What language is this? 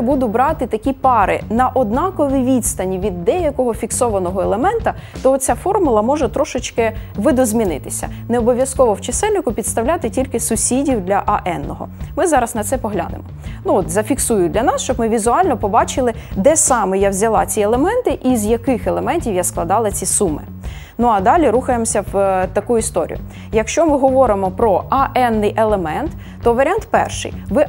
Ukrainian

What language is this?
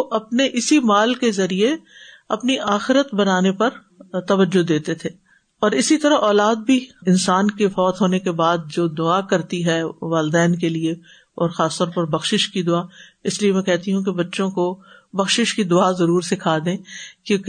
Urdu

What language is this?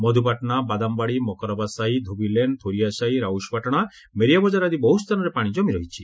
Odia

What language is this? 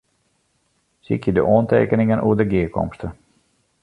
Western Frisian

